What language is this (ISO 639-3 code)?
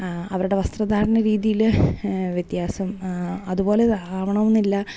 mal